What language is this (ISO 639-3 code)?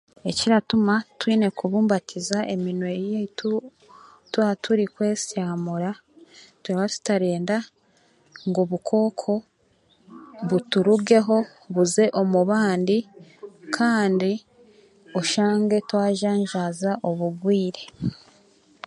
cgg